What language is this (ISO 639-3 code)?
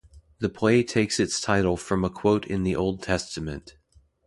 eng